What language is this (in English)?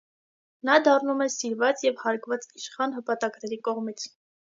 Armenian